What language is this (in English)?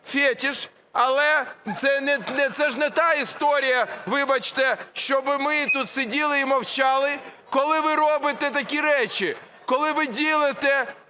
Ukrainian